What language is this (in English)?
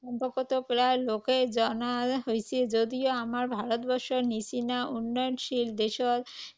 Assamese